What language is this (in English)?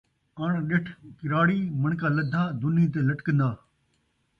Saraiki